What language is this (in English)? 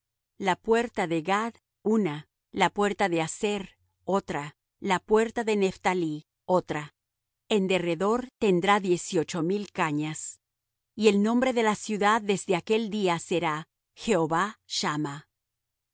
Spanish